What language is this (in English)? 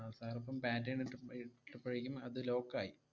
Malayalam